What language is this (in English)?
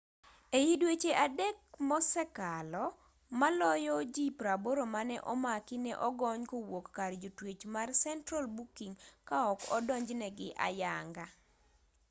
Luo (Kenya and Tanzania)